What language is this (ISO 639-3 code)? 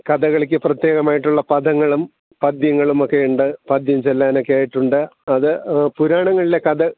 mal